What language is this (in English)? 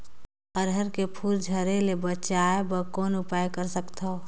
Chhattisgarhi